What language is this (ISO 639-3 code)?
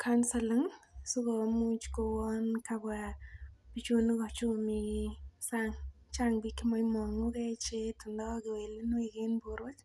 kln